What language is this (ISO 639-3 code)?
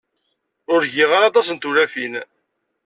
kab